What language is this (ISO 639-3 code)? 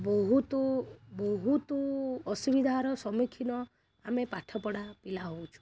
ori